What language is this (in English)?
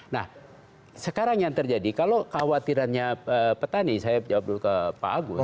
Indonesian